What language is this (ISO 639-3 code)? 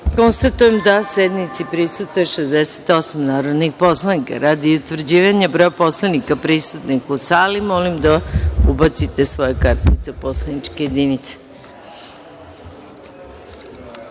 srp